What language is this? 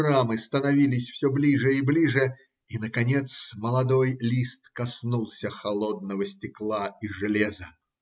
Russian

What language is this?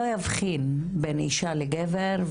Hebrew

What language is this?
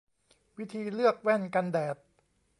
Thai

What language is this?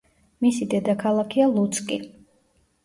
Georgian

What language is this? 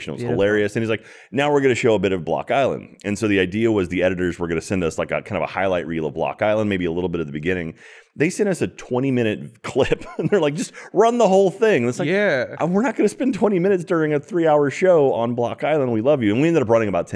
English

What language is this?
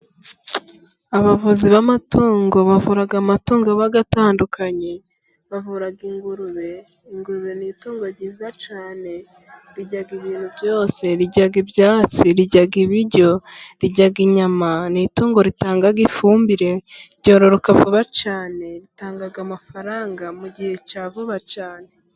Kinyarwanda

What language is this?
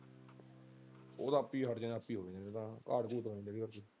Punjabi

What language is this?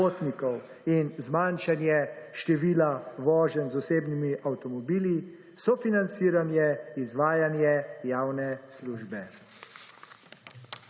Slovenian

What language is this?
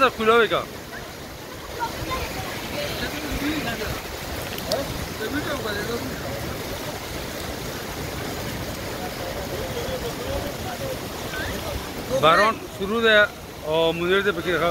Arabic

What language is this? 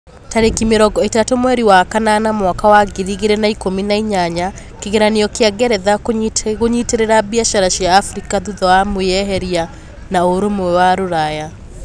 Kikuyu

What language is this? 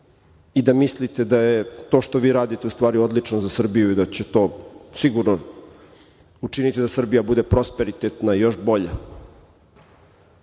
Serbian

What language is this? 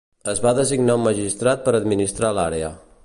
Catalan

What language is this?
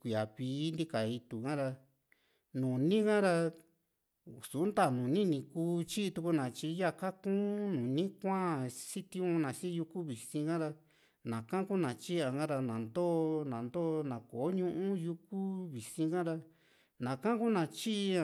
Juxtlahuaca Mixtec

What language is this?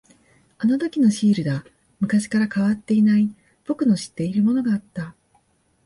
Japanese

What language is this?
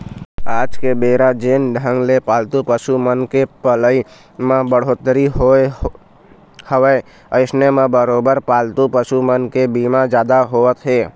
Chhattisgarhi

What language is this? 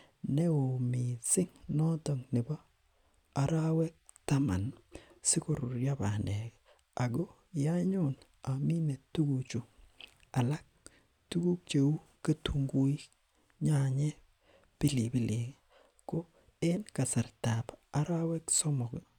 Kalenjin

